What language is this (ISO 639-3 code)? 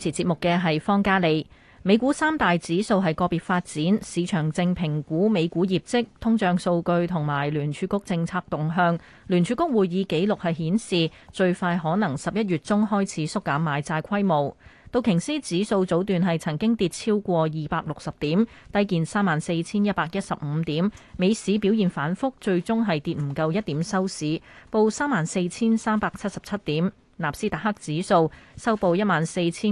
zho